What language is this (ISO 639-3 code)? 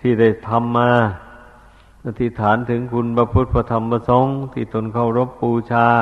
tha